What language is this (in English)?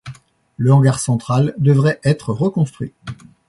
French